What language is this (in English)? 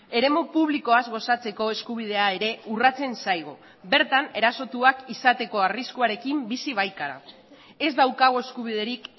Basque